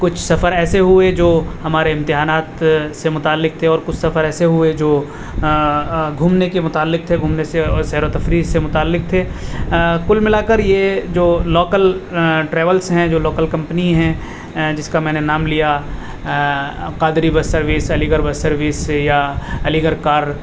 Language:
Urdu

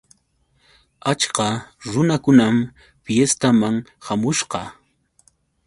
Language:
Yauyos Quechua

